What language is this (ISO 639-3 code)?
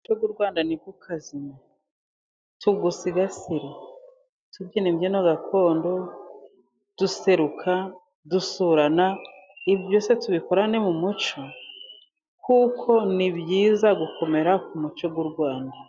kin